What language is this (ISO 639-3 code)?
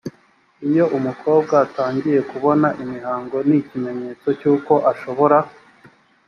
kin